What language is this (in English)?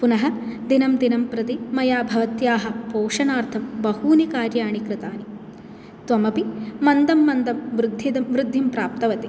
Sanskrit